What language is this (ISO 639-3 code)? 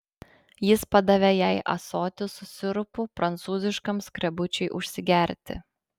lit